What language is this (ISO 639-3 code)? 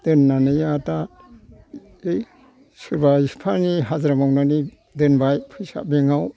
brx